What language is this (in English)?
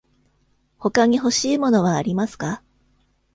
Japanese